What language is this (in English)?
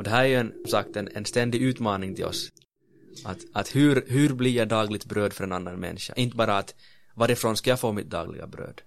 Swedish